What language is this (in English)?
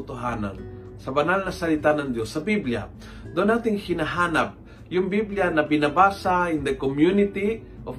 Filipino